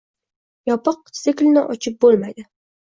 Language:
Uzbek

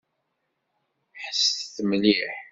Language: Kabyle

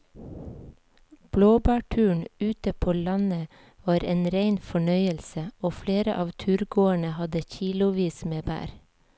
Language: Norwegian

